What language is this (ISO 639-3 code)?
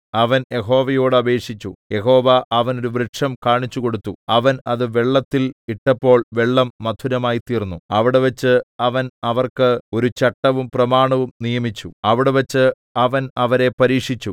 mal